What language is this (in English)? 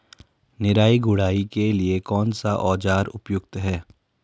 Hindi